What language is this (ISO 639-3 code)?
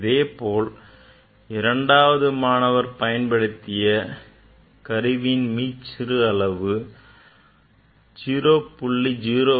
tam